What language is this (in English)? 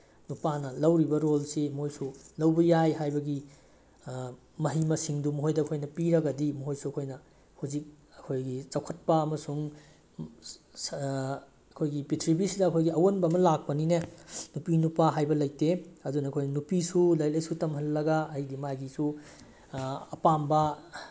Manipuri